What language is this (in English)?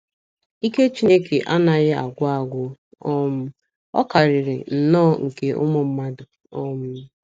Igbo